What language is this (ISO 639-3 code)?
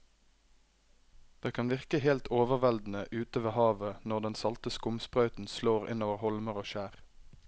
nor